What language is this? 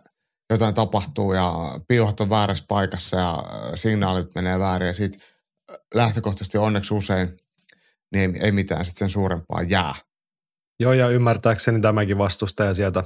Finnish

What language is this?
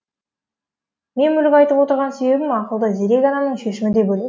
Kazakh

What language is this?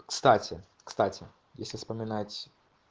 Russian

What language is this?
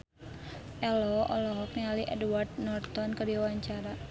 Sundanese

